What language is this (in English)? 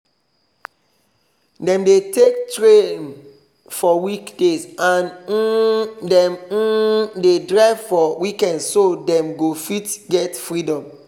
Nigerian Pidgin